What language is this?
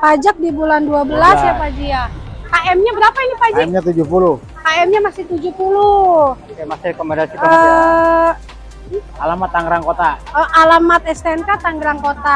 Indonesian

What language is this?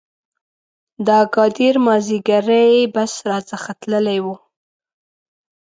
Pashto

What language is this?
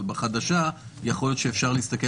Hebrew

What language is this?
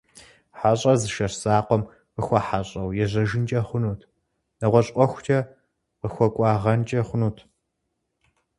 Kabardian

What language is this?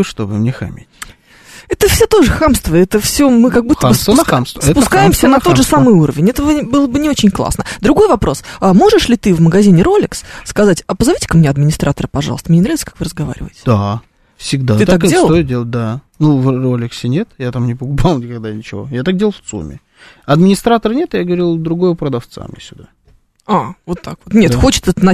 Russian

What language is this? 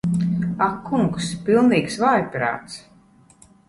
Latvian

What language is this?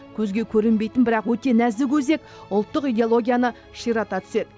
Kazakh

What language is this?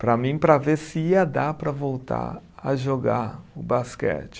Portuguese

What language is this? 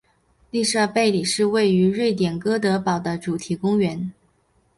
Chinese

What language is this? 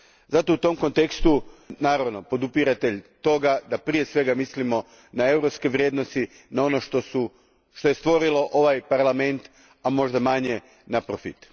Croatian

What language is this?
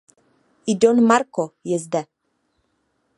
Czech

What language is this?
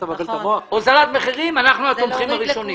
Hebrew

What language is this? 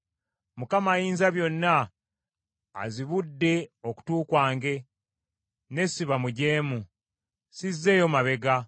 Ganda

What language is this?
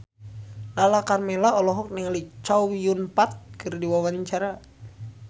Sundanese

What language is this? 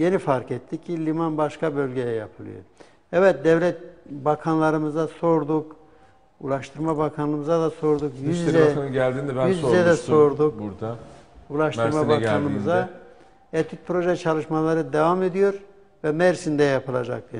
Turkish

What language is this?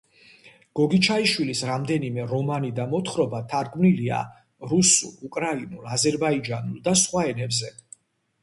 Georgian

